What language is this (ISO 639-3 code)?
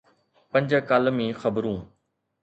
snd